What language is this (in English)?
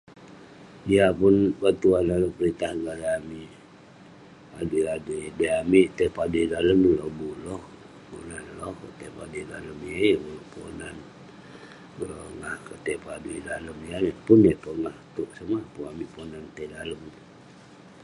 Western Penan